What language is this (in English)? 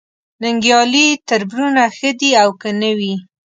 Pashto